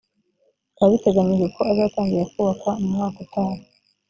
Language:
Kinyarwanda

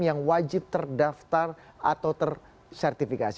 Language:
Indonesian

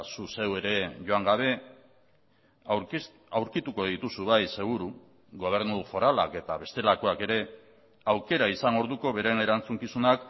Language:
Basque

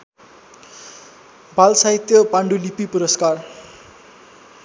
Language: Nepali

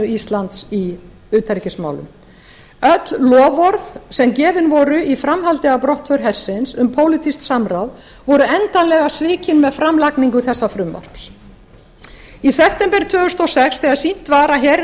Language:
Icelandic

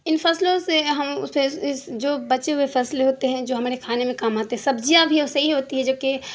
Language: Urdu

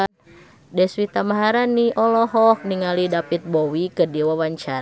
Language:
Sundanese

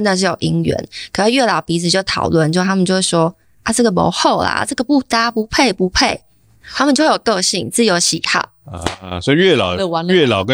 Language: Chinese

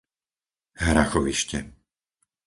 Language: Slovak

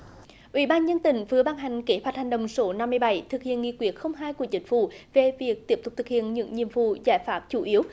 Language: Vietnamese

